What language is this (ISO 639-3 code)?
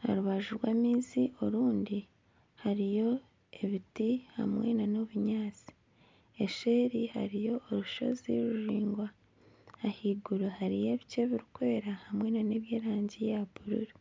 nyn